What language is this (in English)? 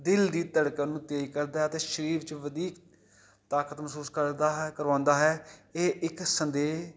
Punjabi